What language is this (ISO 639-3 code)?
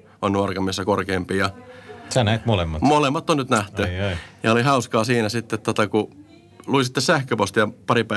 fin